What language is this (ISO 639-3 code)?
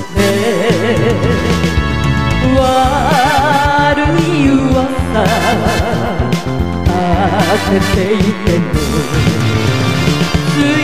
ron